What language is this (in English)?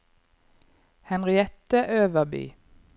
Norwegian